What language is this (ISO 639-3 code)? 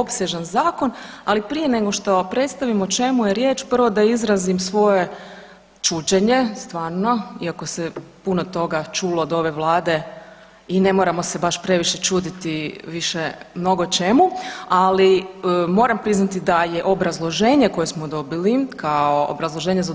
hrv